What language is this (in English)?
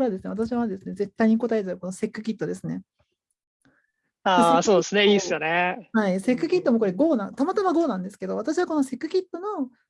Japanese